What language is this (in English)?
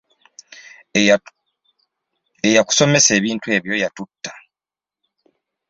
Ganda